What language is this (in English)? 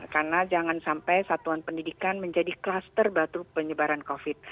Indonesian